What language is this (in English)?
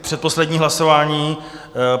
Czech